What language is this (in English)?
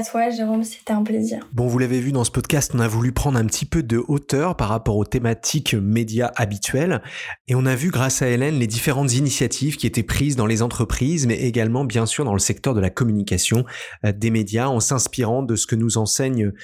French